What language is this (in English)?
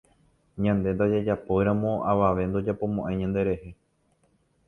Guarani